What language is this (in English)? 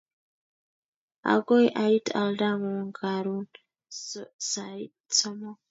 Kalenjin